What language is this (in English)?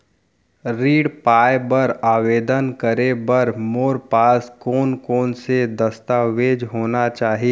Chhattisgarhi